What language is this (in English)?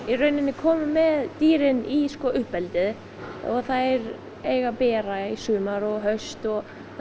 Icelandic